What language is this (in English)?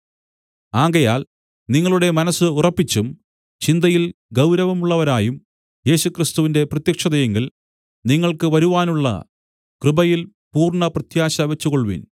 Malayalam